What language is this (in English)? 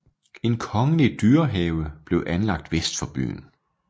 Danish